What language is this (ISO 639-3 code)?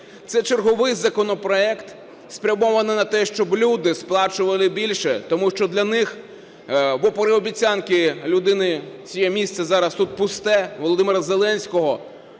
ukr